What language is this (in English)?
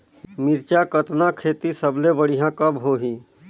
Chhattisgarhi